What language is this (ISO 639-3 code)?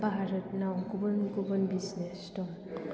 brx